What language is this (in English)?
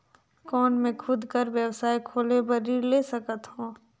Chhattisgarhi